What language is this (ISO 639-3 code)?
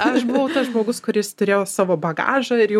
lit